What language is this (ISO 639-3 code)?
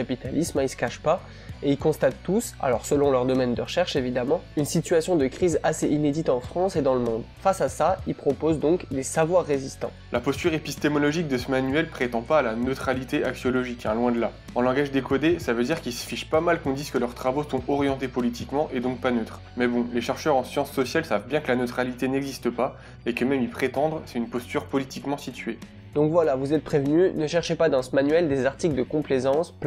fra